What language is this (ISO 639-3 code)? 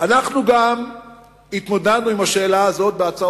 heb